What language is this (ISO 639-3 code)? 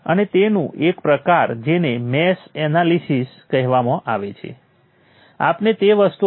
guj